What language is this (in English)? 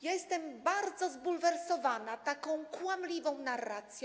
Polish